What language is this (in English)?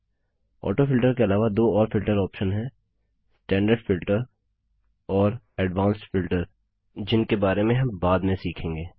Hindi